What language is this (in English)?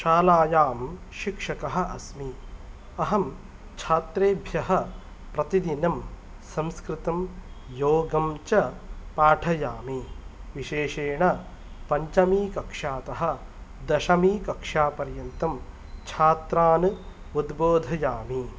Sanskrit